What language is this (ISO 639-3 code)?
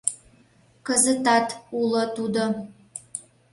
chm